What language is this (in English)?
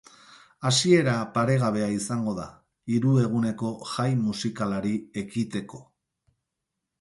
Basque